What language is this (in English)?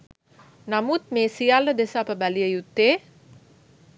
Sinhala